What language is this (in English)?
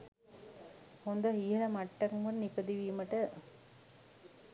Sinhala